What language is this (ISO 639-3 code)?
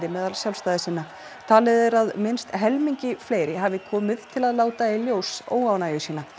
isl